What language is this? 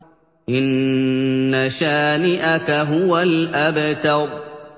Arabic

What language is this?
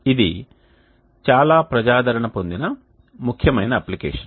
Telugu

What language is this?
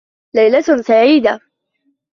Arabic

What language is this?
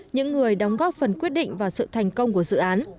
Vietnamese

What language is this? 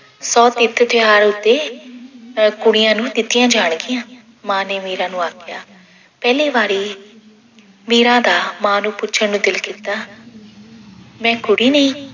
Punjabi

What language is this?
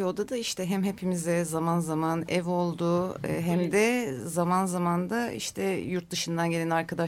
Turkish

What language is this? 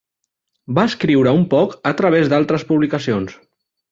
Catalan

